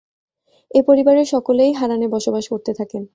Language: Bangla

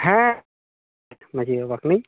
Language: Santali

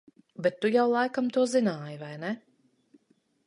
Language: Latvian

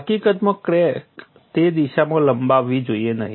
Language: Gujarati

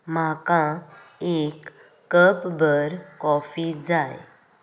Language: Konkani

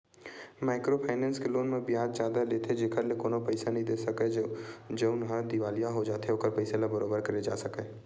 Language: Chhattisgarhi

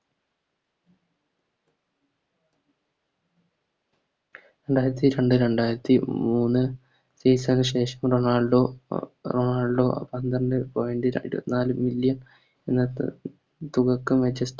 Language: Malayalam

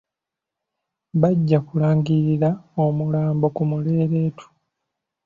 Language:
Ganda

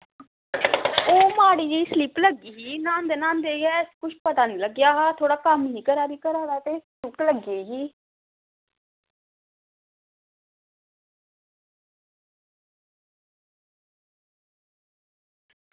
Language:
Dogri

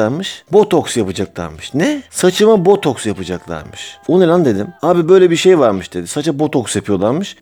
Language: Turkish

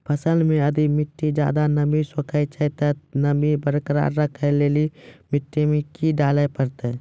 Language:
Maithili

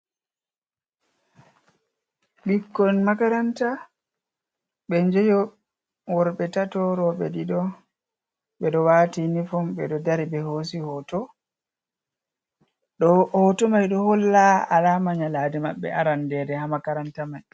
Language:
Fula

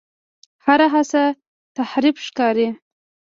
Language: Pashto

